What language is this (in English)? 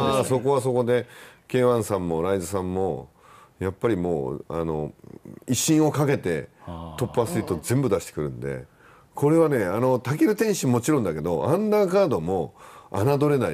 Japanese